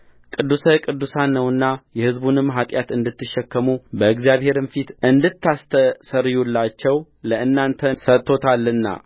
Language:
Amharic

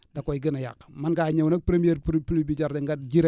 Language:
Wolof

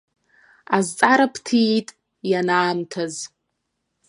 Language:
Abkhazian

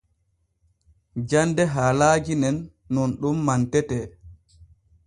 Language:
Borgu Fulfulde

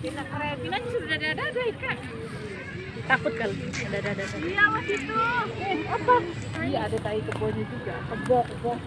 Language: Indonesian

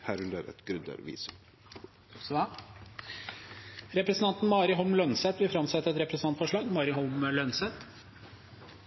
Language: Norwegian Bokmål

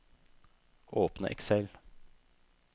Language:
Norwegian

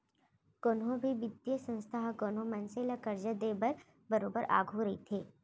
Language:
Chhattisgarhi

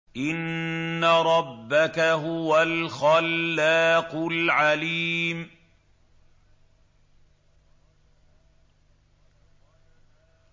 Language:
Arabic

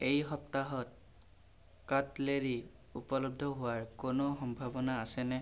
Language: Assamese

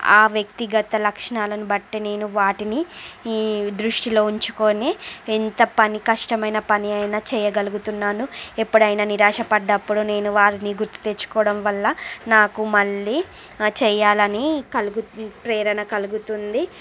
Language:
Telugu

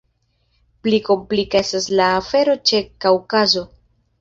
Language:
Esperanto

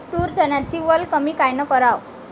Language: Marathi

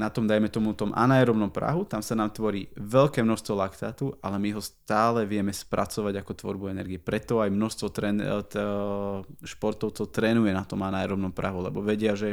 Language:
Slovak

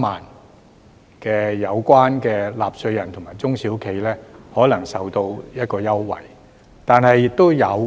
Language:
Cantonese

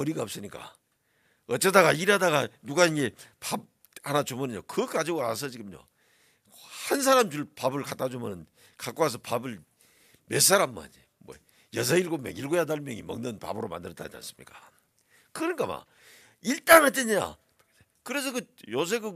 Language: Korean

